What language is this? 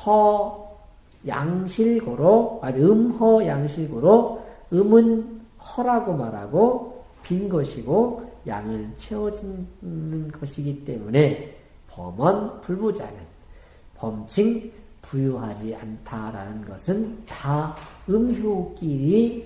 Korean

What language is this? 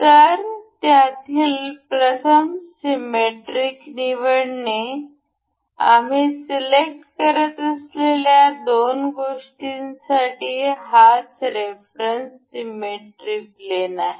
Marathi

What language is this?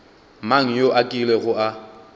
Northern Sotho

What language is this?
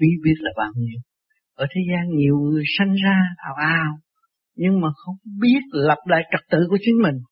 Vietnamese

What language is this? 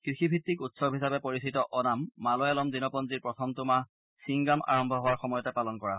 Assamese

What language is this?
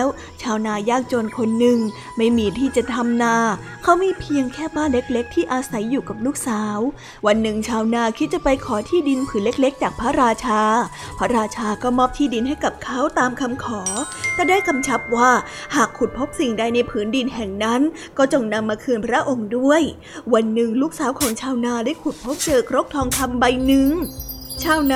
Thai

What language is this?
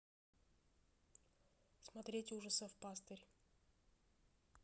Russian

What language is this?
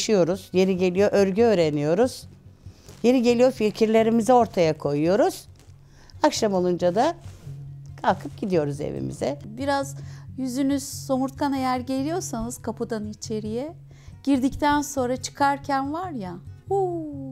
Turkish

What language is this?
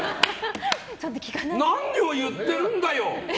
Japanese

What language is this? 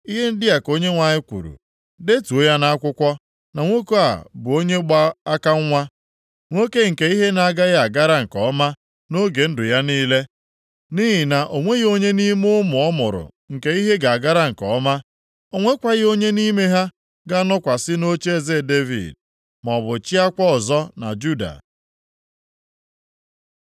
Igbo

